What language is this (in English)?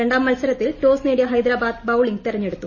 Malayalam